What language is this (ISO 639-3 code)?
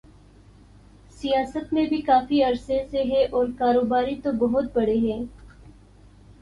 urd